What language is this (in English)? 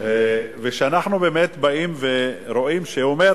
Hebrew